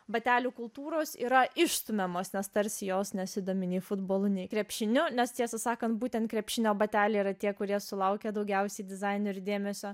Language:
Lithuanian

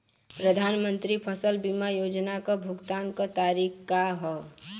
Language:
Bhojpuri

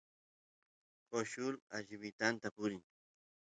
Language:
Santiago del Estero Quichua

